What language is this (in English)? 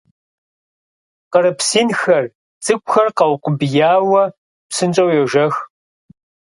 Kabardian